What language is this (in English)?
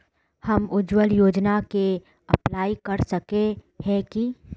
Magahi